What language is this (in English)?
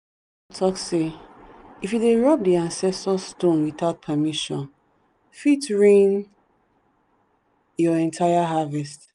Nigerian Pidgin